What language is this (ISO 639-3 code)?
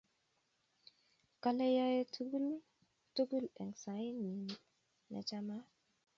kln